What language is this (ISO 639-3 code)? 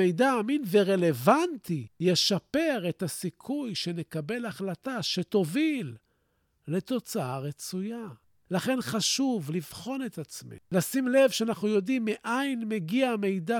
heb